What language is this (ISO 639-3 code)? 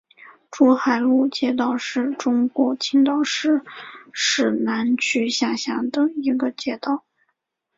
zho